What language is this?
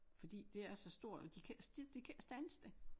Danish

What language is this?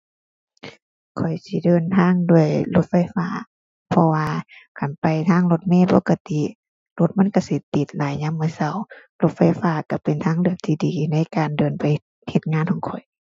Thai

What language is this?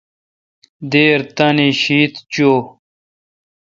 Kalkoti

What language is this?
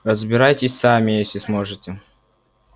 Russian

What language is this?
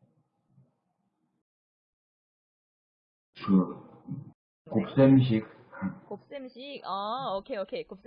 Korean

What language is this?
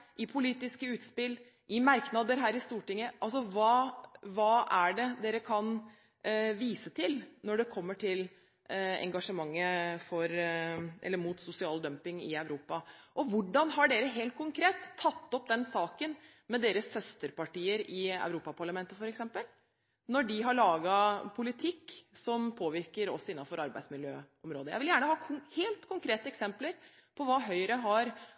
Norwegian Bokmål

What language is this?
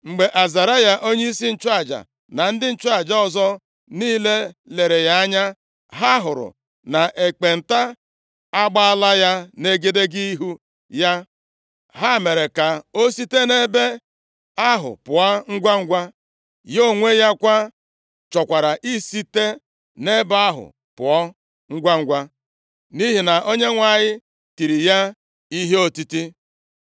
Igbo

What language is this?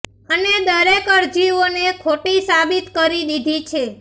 Gujarati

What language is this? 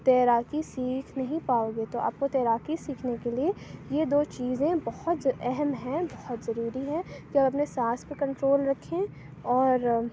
Urdu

